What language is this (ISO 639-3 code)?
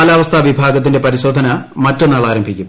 mal